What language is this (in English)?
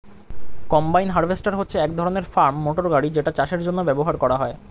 Bangla